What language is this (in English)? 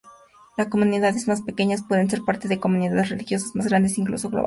Spanish